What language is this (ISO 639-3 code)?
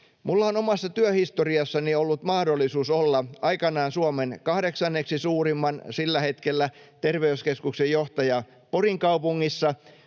fin